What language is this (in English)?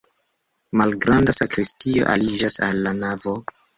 Esperanto